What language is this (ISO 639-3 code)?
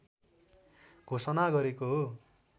nep